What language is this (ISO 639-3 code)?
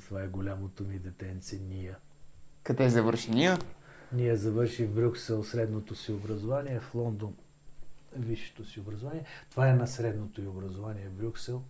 bul